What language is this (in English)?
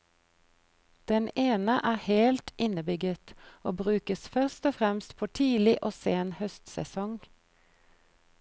Norwegian